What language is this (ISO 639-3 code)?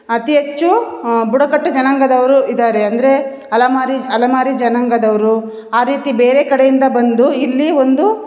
kan